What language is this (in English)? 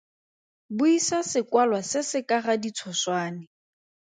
Tswana